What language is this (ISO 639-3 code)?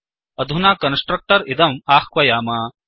san